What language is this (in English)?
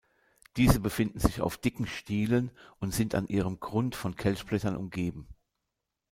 German